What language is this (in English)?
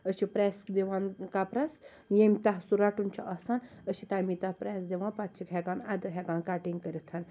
Kashmiri